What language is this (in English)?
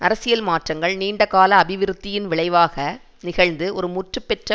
Tamil